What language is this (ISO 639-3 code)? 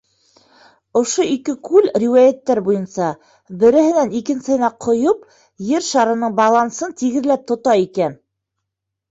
bak